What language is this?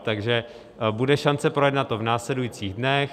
Czech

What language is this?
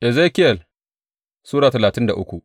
Hausa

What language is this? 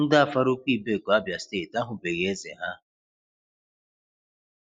Igbo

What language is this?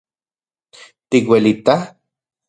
Central Puebla Nahuatl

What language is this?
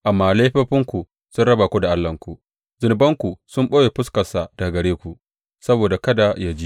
Hausa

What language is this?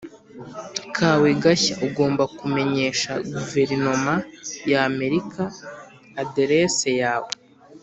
Kinyarwanda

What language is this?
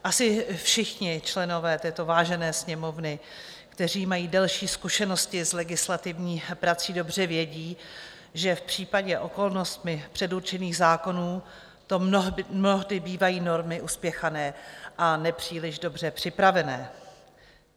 Czech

